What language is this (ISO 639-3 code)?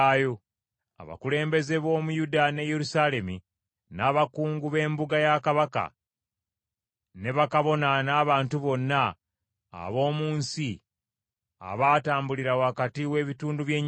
lug